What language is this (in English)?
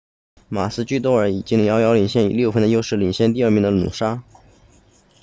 Chinese